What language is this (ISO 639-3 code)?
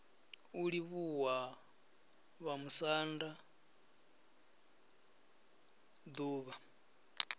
ven